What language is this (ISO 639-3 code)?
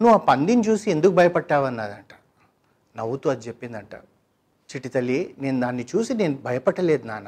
tel